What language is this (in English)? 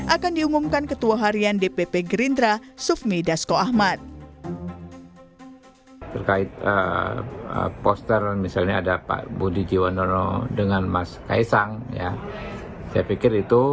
Indonesian